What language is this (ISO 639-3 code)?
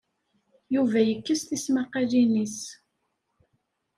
kab